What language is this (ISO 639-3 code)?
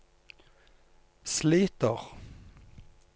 nor